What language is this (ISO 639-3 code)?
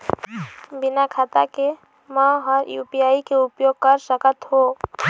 hne